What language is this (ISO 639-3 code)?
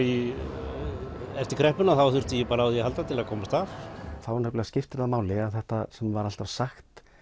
isl